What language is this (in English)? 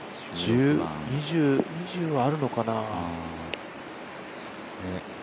Japanese